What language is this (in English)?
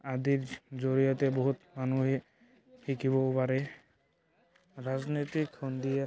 Assamese